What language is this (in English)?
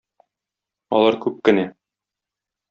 Tatar